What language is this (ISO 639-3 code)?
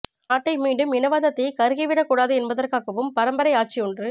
tam